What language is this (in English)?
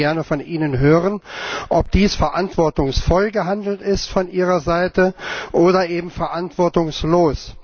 German